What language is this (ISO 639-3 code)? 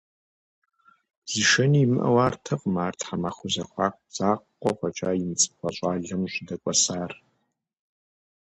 kbd